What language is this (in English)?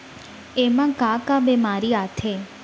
Chhattisgarhi